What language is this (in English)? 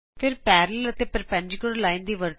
Punjabi